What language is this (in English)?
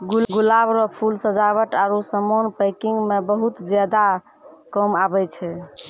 Maithili